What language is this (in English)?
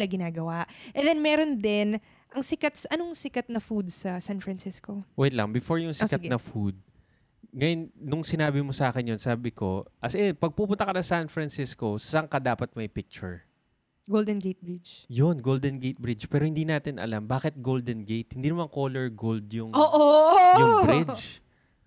Filipino